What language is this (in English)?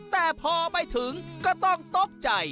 Thai